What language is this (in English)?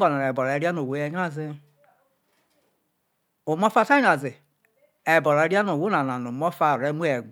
Isoko